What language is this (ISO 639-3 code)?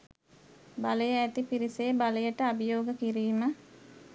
sin